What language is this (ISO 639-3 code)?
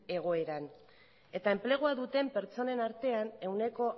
eus